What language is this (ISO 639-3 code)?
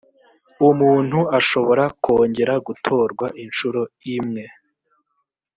kin